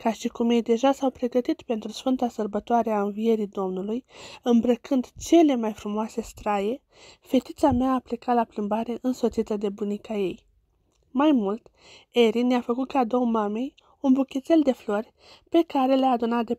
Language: Romanian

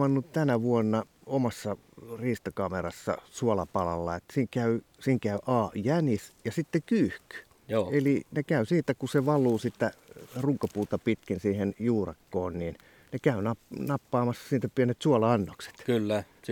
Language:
Finnish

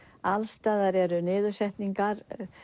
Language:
Icelandic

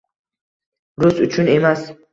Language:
Uzbek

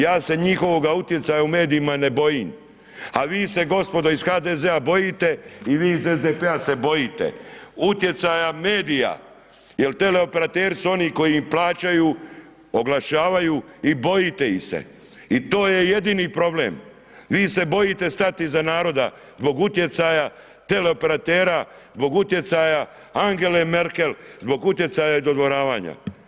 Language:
Croatian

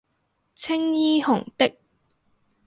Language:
Cantonese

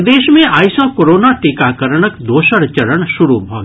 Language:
Maithili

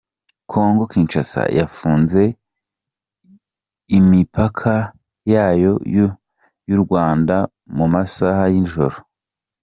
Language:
Kinyarwanda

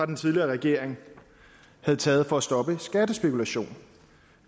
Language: Danish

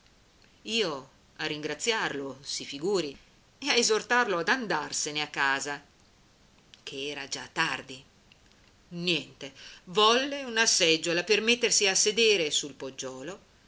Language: Italian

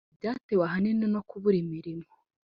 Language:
Kinyarwanda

